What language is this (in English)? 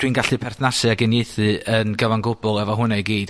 Welsh